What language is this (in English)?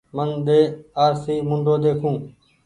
Goaria